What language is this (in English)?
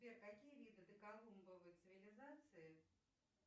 Russian